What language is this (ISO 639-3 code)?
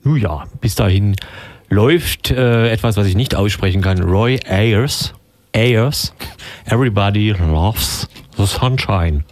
deu